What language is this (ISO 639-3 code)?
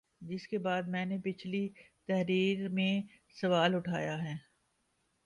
urd